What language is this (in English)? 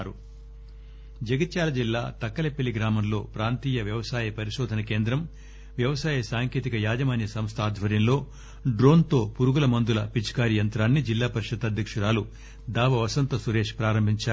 Telugu